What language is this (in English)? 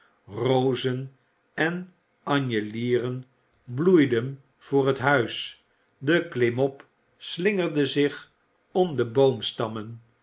Dutch